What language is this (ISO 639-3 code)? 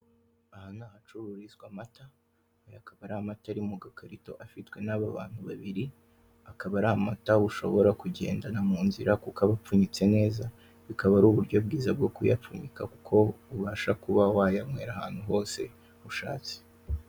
kin